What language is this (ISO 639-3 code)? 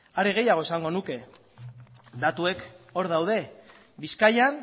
eus